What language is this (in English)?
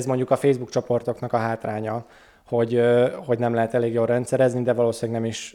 Hungarian